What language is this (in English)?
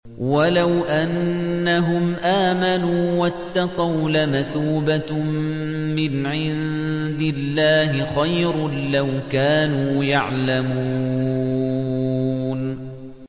Arabic